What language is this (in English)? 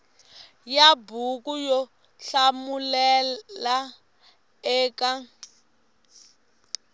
Tsonga